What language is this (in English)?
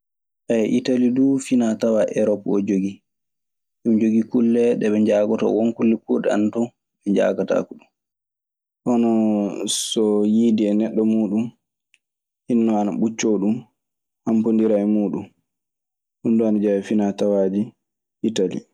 Maasina Fulfulde